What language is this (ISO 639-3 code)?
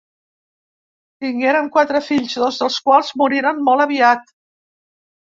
cat